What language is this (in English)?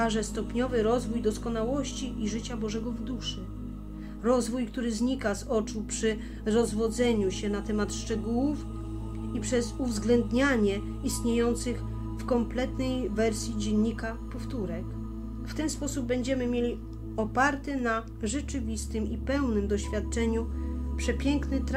Polish